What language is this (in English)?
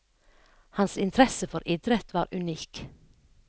Norwegian